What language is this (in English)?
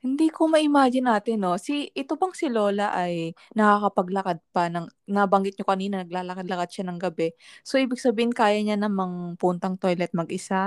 Filipino